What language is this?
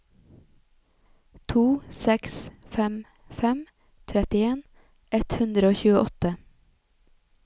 Norwegian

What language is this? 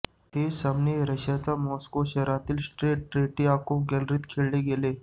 Marathi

